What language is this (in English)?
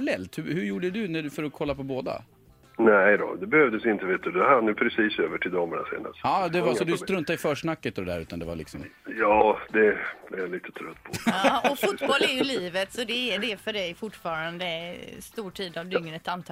Swedish